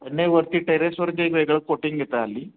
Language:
Marathi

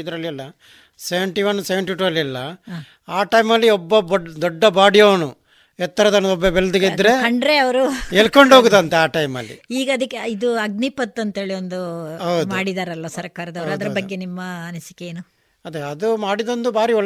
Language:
Kannada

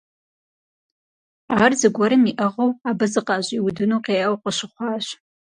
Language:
Kabardian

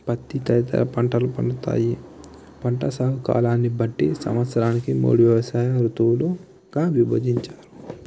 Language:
Telugu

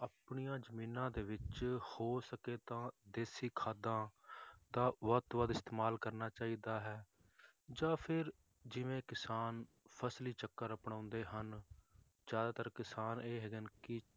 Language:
Punjabi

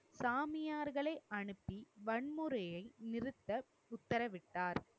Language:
Tamil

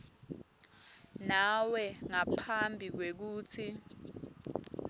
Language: Swati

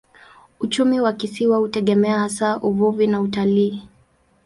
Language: Swahili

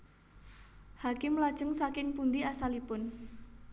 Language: Javanese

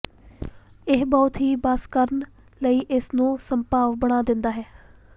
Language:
Punjabi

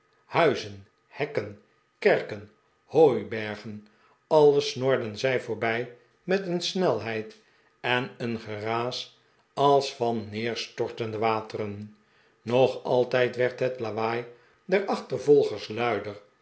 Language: Dutch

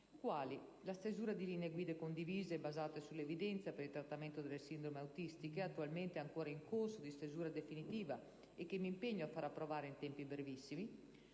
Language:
Italian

